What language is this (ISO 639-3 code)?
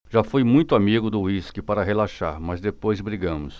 por